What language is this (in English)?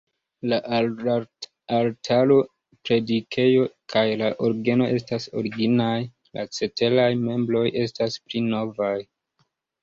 Esperanto